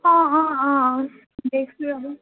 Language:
Assamese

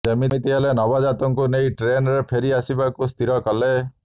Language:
Odia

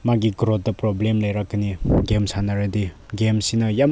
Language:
Manipuri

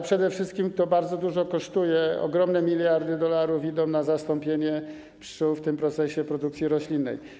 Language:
Polish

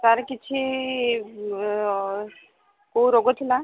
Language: Odia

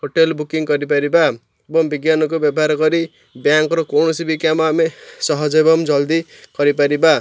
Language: Odia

